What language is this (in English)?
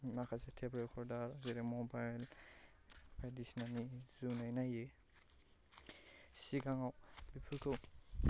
Bodo